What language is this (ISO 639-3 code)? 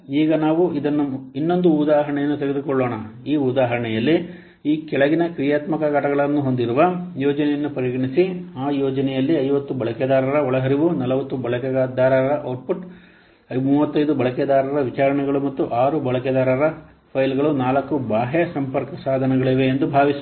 kan